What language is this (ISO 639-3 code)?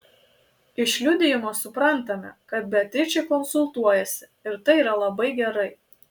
lit